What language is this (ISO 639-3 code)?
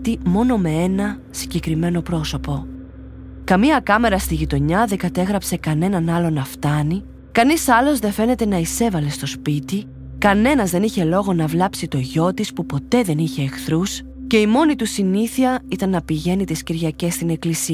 ell